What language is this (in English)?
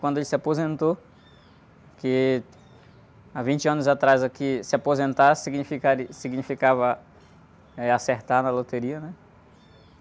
Portuguese